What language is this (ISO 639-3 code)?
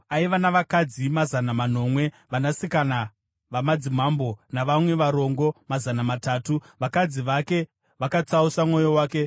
sna